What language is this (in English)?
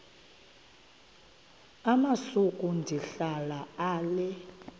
Xhosa